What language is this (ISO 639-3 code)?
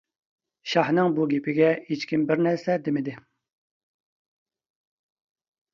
uig